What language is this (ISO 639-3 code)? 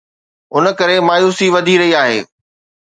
snd